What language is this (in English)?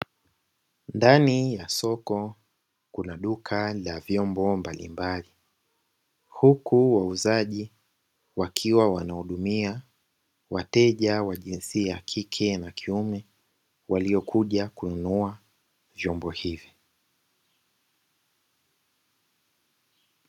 Swahili